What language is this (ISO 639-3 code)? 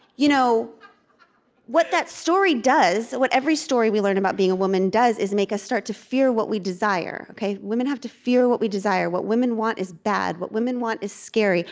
eng